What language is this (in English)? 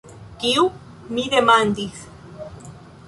Esperanto